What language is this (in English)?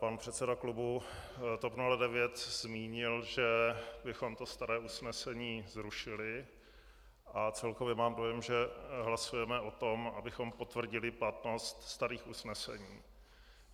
Czech